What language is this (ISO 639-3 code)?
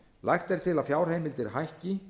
isl